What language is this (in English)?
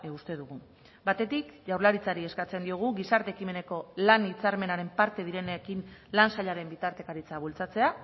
Basque